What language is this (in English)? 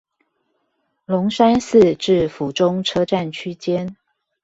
Chinese